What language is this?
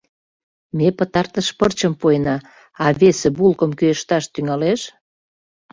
Mari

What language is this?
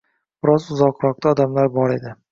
Uzbek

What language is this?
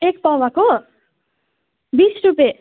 Nepali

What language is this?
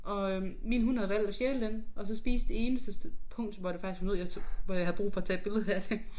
Danish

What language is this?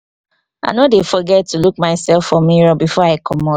Nigerian Pidgin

